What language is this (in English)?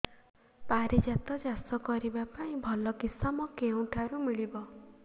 Odia